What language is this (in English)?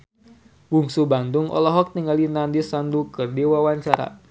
Sundanese